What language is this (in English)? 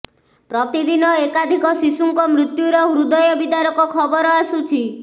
Odia